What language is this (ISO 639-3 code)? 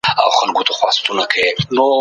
pus